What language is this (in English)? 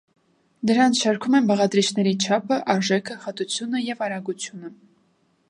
Armenian